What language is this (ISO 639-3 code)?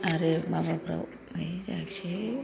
brx